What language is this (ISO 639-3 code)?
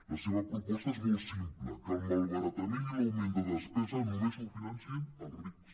cat